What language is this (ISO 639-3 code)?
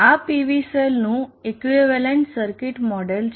guj